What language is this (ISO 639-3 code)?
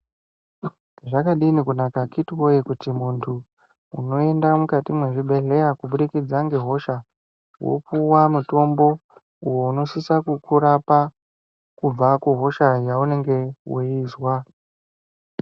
ndc